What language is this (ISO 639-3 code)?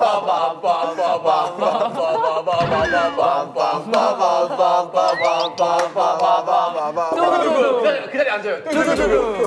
kor